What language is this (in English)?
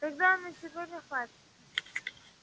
Russian